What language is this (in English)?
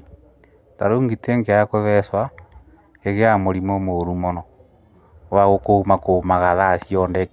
Kikuyu